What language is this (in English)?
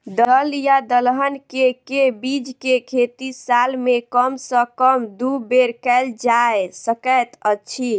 Maithili